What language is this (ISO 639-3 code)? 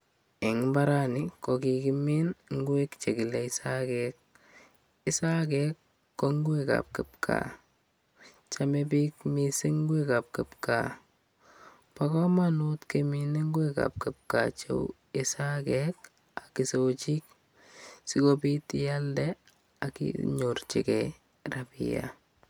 kln